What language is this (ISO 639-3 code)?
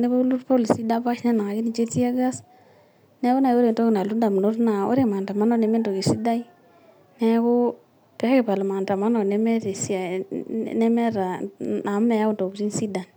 mas